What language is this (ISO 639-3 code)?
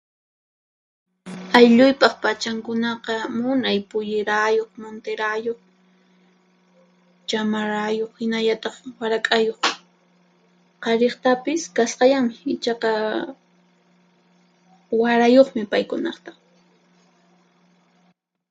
qxp